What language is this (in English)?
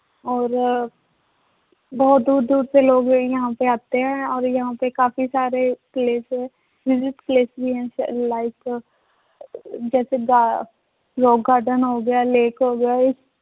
Punjabi